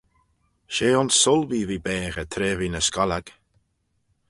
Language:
Manx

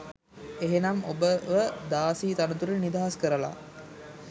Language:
Sinhala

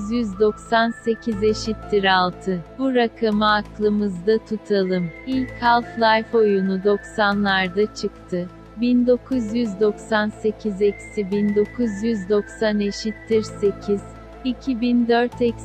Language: Turkish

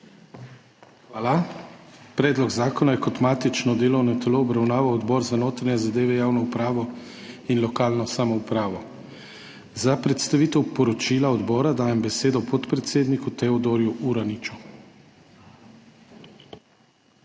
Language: Slovenian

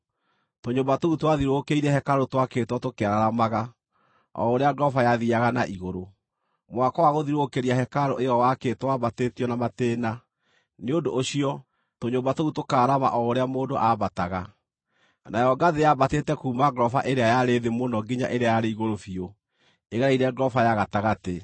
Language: Kikuyu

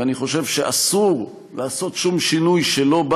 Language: Hebrew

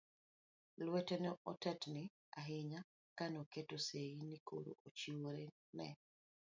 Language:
Luo (Kenya and Tanzania)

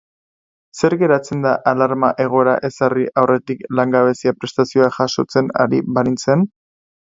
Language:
Basque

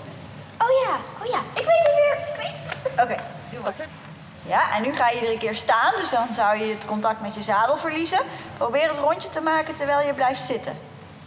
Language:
Dutch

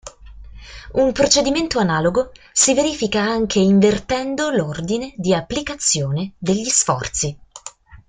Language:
Italian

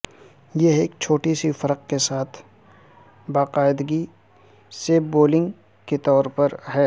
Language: Urdu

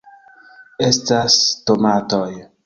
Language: Esperanto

